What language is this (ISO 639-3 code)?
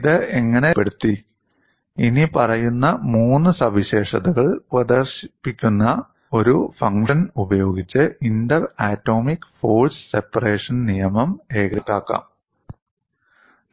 mal